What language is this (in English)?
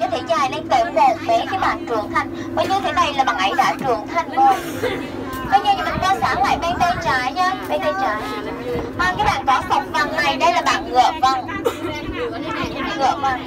Vietnamese